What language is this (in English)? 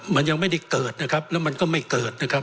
Thai